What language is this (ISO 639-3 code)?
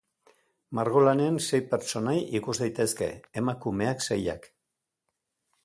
eus